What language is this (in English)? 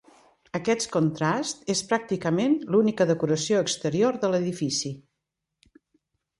Catalan